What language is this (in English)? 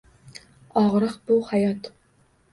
Uzbek